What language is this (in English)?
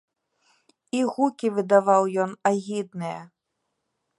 Belarusian